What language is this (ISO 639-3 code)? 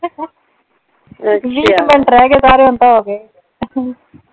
pan